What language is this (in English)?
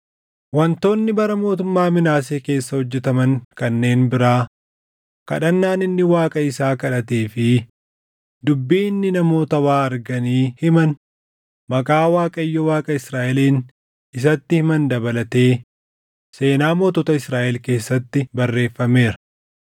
Oromo